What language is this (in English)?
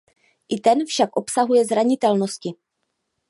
Czech